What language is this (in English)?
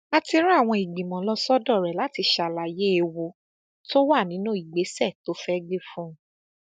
Yoruba